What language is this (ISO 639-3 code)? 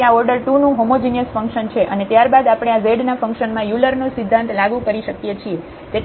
guj